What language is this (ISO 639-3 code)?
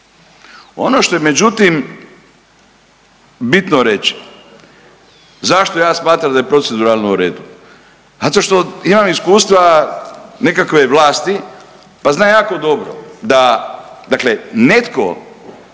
hrv